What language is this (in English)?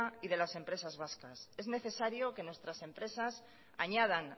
Spanish